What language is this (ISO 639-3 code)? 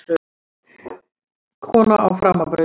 isl